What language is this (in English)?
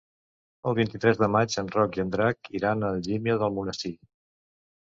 Catalan